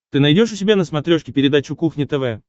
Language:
Russian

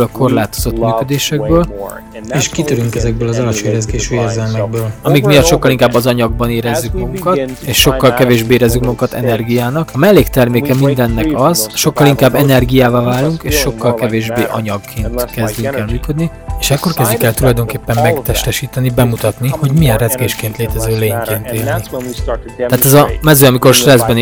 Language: Hungarian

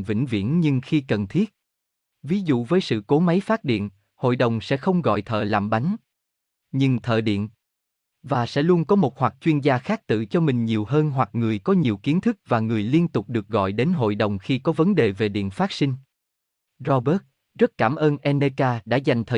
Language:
Vietnamese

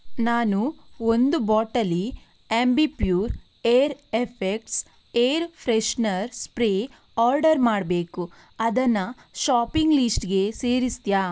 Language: Kannada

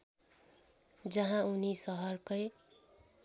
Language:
Nepali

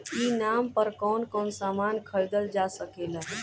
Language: Bhojpuri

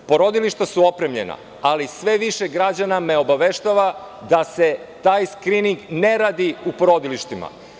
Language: Serbian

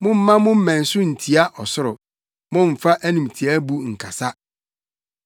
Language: Akan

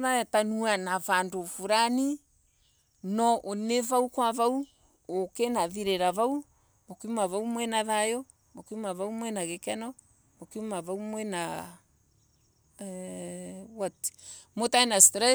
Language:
Embu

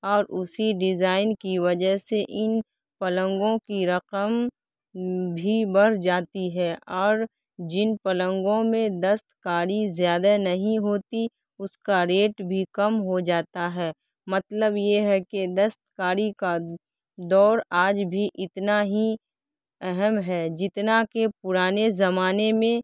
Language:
Urdu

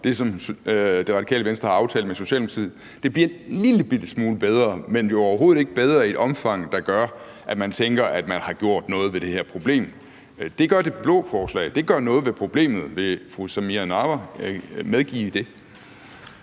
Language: Danish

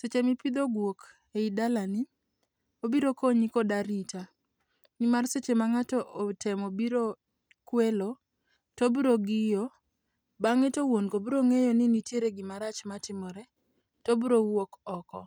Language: Luo (Kenya and Tanzania)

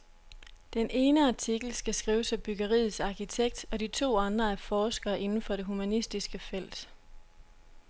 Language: Danish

